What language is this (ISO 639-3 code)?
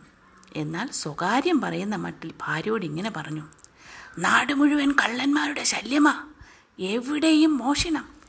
mal